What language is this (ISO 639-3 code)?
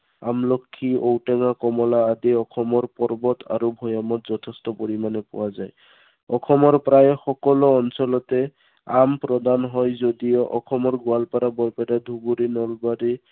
asm